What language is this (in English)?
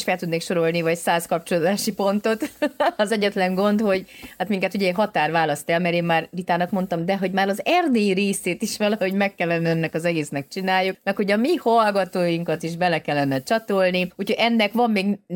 Hungarian